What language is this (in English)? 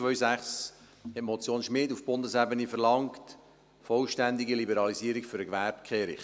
Swiss German